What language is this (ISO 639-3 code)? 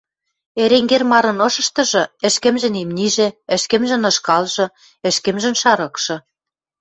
mrj